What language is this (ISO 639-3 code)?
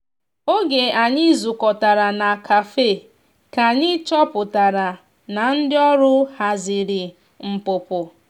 ibo